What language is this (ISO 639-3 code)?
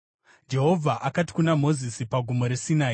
sna